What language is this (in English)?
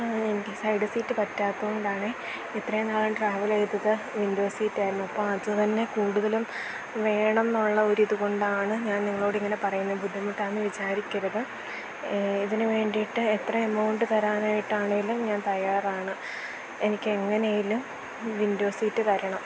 Malayalam